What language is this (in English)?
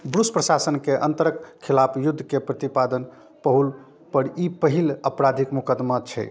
Maithili